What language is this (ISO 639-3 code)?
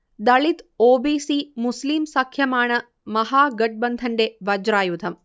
mal